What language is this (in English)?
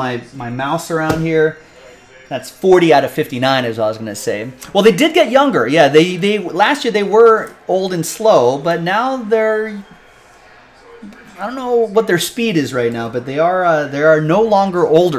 English